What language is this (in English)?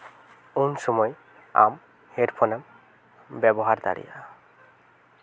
Santali